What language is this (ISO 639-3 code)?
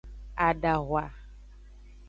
ajg